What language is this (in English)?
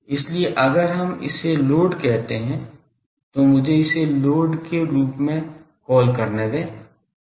Hindi